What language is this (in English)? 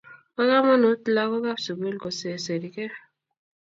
Kalenjin